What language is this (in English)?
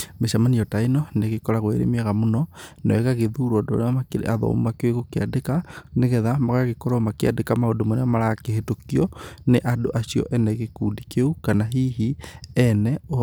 Kikuyu